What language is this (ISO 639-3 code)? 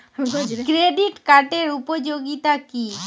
ben